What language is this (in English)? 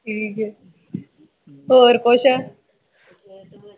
Punjabi